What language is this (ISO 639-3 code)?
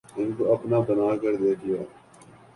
urd